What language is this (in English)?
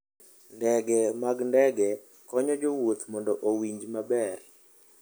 Luo (Kenya and Tanzania)